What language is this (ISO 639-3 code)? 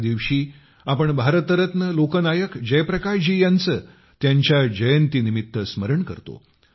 mar